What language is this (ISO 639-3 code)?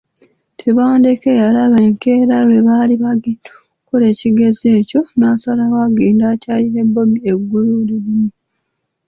lug